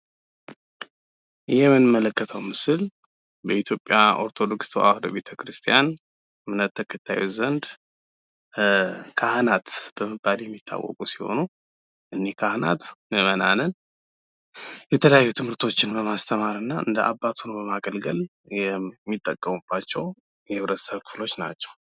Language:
Amharic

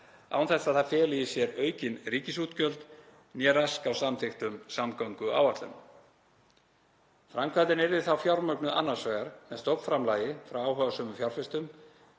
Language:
Icelandic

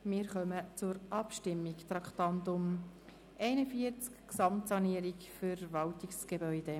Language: Swiss German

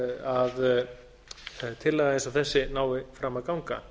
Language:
Icelandic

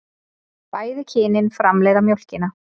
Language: Icelandic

